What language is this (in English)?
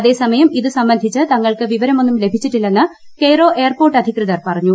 Malayalam